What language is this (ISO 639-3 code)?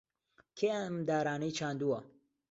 ckb